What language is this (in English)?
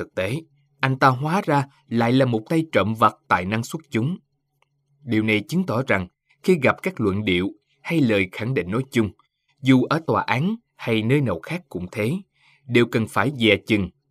Vietnamese